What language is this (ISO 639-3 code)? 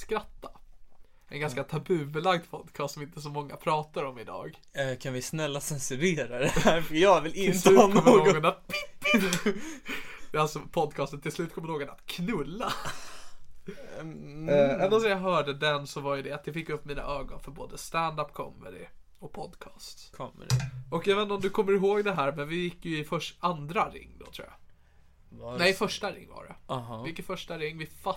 swe